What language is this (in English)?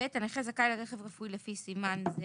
Hebrew